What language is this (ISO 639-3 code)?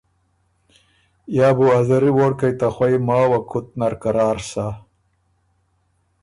oru